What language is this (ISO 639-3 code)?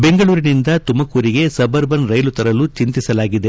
kan